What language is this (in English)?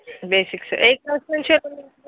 Telugu